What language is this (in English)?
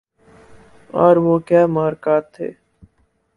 Urdu